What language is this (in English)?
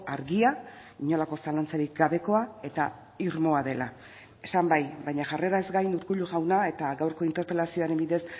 Basque